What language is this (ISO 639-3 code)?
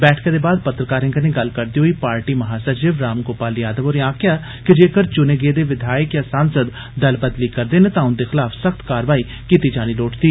doi